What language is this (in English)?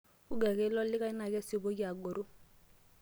Masai